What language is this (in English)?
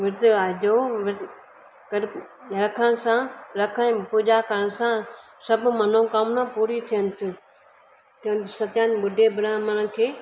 Sindhi